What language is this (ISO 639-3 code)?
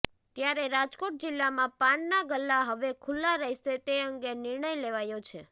guj